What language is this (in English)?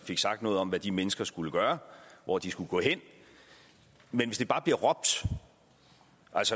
Danish